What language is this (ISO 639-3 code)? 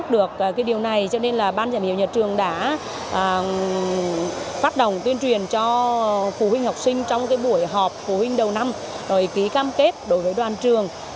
vie